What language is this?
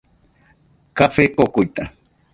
Nüpode Huitoto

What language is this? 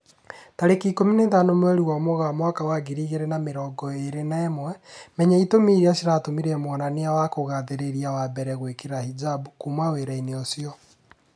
Kikuyu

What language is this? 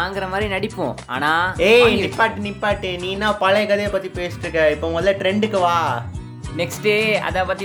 Tamil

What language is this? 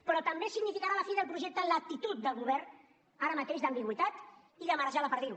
Catalan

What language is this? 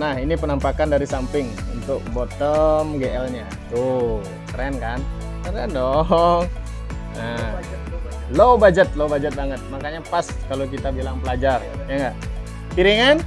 Indonesian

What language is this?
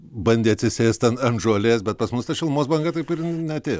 Lithuanian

